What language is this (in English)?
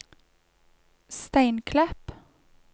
Norwegian